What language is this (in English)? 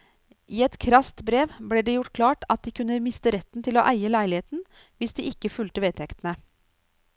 Norwegian